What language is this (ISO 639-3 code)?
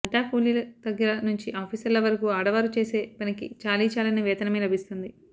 tel